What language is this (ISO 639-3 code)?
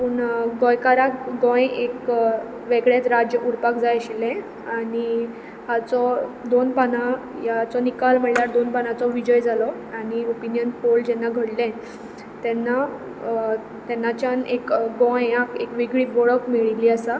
kok